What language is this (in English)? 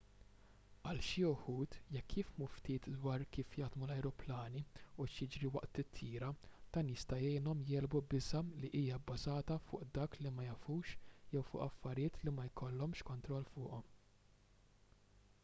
Maltese